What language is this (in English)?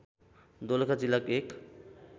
Nepali